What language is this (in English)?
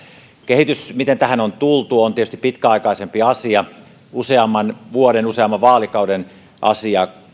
Finnish